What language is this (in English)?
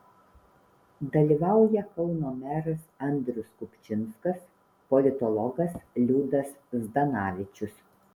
Lithuanian